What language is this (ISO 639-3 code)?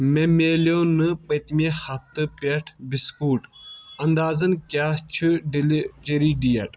kas